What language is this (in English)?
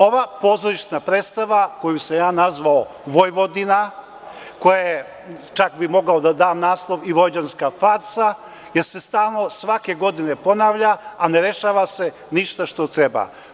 Serbian